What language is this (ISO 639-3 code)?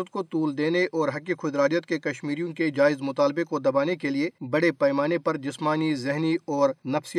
urd